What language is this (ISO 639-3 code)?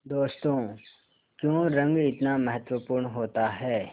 hin